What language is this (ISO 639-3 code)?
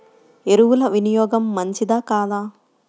tel